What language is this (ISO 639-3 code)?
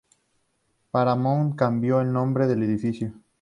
spa